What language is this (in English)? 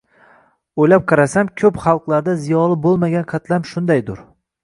Uzbek